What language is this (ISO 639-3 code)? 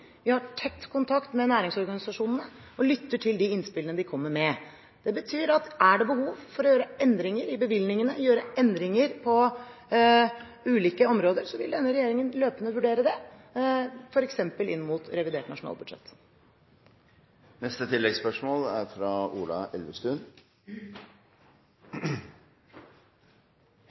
nor